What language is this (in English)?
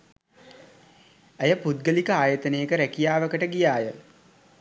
Sinhala